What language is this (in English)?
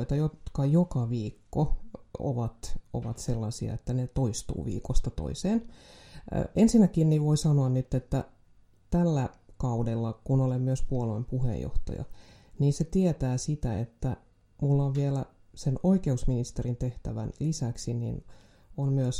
Finnish